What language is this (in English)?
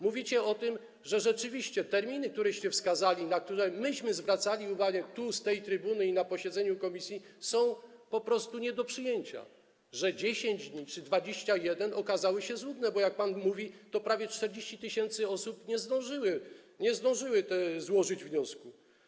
Polish